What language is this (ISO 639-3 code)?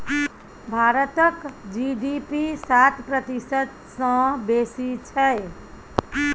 mai